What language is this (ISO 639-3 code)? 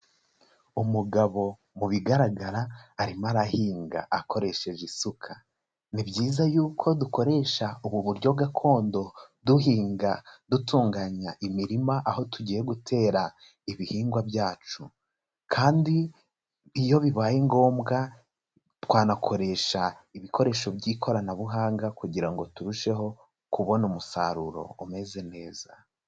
kin